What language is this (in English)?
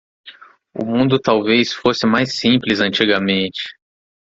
Portuguese